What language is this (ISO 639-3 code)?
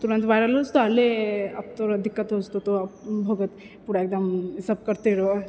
mai